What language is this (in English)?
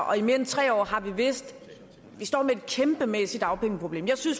Danish